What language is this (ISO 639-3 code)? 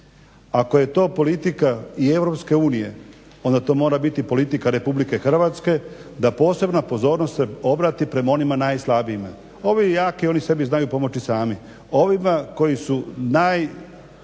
hrv